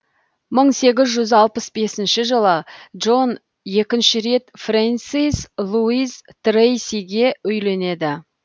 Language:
Kazakh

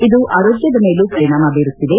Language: Kannada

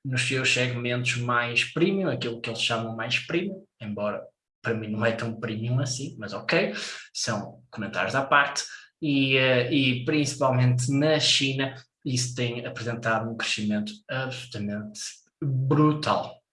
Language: Portuguese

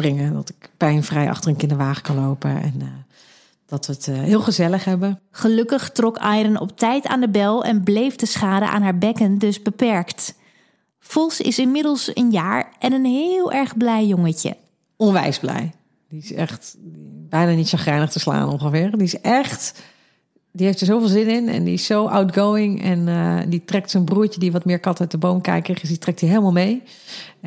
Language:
Dutch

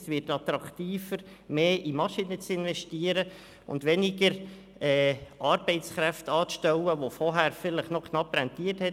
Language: Swiss German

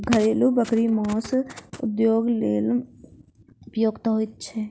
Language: Maithili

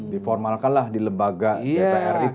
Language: Indonesian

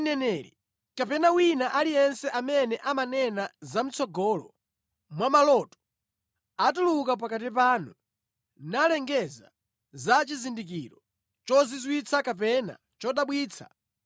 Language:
Nyanja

